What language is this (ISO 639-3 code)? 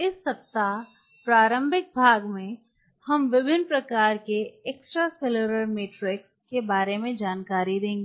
hin